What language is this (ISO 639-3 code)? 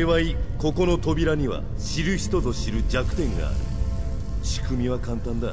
jpn